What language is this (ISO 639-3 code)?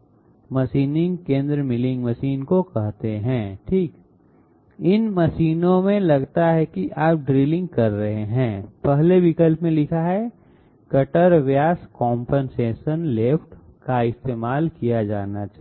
hin